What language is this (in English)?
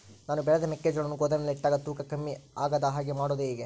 Kannada